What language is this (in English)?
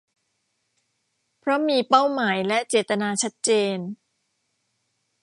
Thai